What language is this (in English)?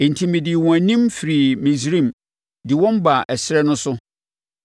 Akan